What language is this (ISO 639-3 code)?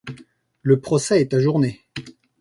fra